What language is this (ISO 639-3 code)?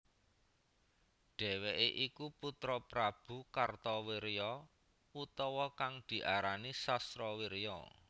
jav